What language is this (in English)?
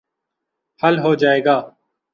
Urdu